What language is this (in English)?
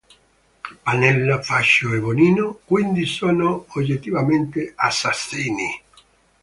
Italian